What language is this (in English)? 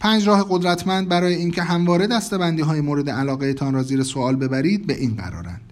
Persian